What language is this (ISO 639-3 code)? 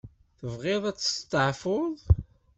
kab